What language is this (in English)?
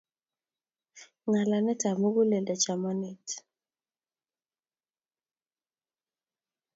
Kalenjin